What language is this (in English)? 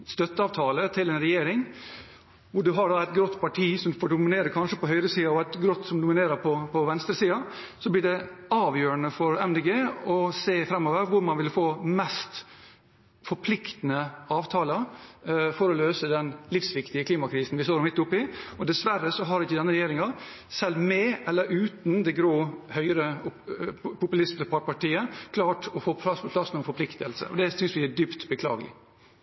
Norwegian Bokmål